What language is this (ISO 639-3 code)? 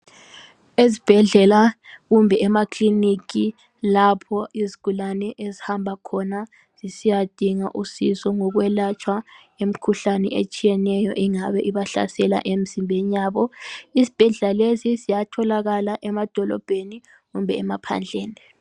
nde